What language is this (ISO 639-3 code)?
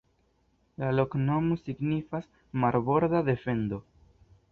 epo